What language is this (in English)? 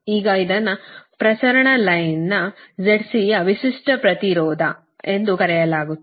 Kannada